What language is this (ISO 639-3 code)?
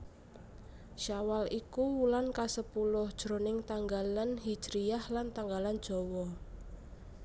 jav